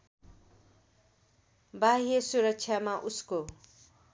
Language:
Nepali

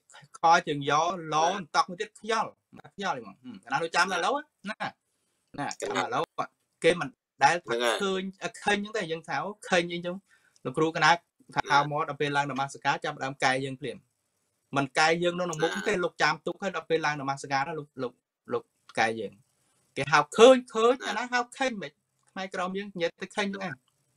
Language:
Thai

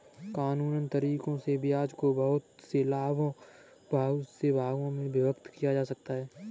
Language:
Hindi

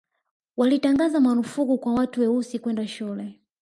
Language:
Swahili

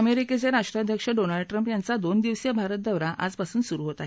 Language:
Marathi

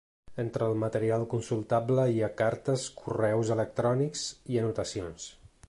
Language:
Catalan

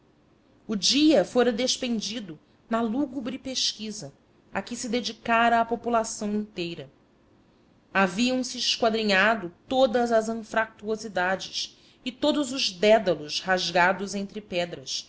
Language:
Portuguese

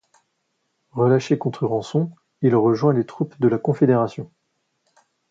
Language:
French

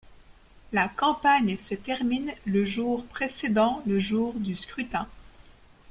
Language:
French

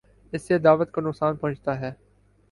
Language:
Urdu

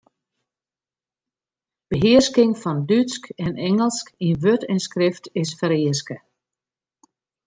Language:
Western Frisian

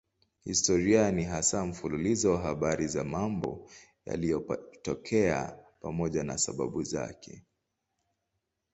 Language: Swahili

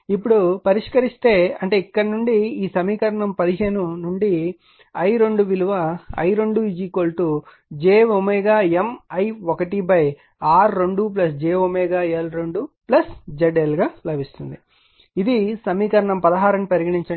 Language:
Telugu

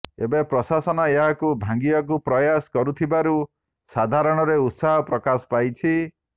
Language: Odia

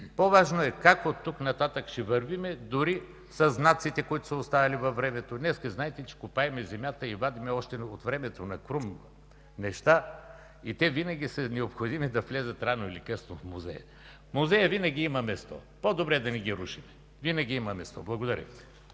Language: Bulgarian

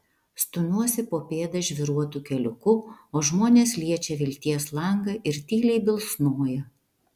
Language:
Lithuanian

